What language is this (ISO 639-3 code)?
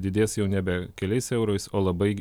lit